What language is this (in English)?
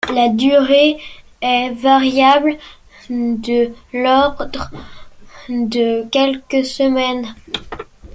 French